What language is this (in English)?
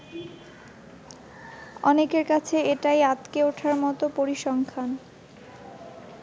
Bangla